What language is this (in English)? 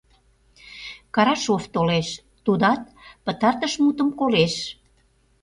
Mari